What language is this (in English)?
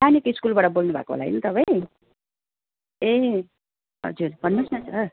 Nepali